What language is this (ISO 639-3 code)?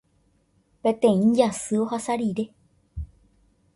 grn